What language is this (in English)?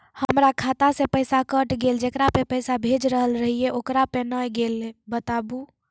Maithili